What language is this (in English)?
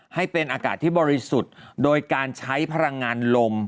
Thai